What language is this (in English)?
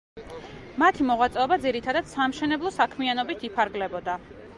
Georgian